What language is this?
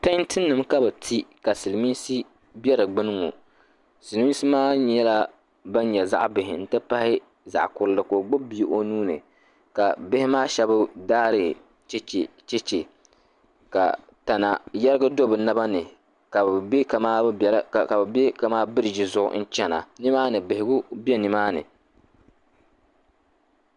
Dagbani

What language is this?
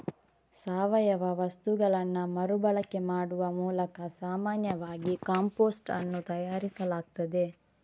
Kannada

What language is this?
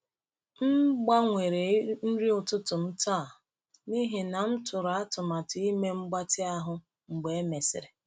Igbo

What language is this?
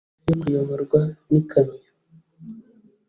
Kinyarwanda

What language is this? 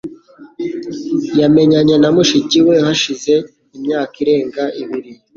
Kinyarwanda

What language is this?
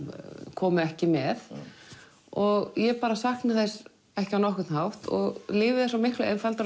Icelandic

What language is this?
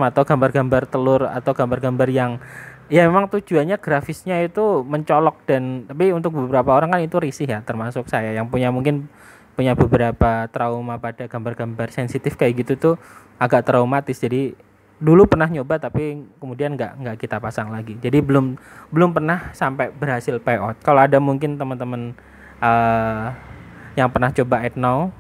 Indonesian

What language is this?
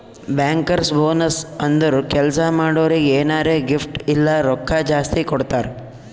Kannada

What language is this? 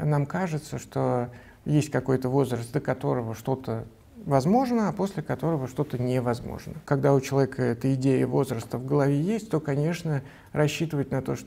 Russian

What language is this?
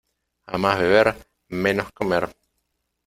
Spanish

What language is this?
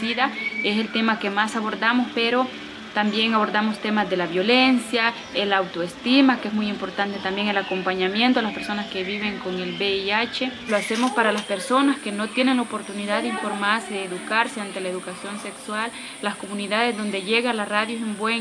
Spanish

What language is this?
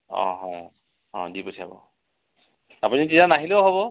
Assamese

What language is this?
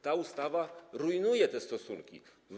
Polish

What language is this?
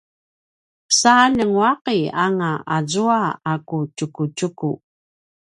Paiwan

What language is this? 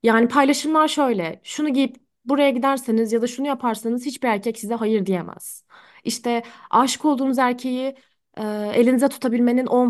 Turkish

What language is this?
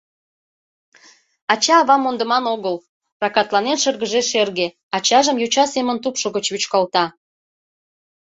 Mari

